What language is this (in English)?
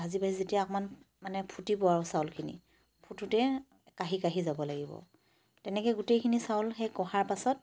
Assamese